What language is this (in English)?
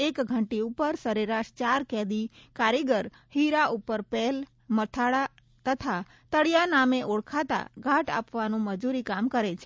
Gujarati